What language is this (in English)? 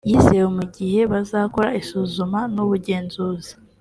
Kinyarwanda